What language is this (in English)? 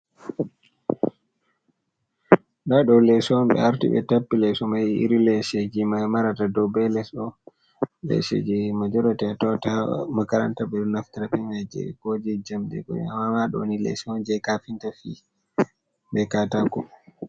Fula